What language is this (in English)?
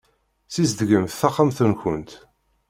Kabyle